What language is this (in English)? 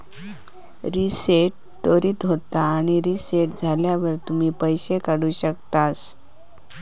Marathi